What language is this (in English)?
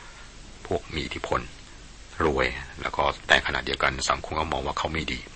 Thai